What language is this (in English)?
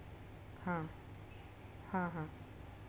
Marathi